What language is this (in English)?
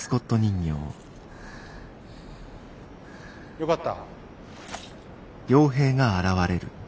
Japanese